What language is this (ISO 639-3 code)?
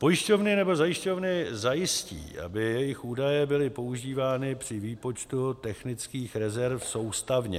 ces